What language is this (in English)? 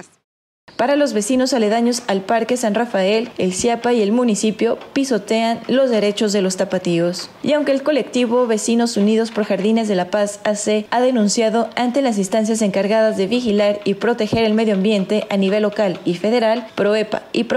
Spanish